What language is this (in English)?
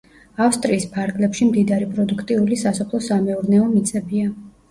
Georgian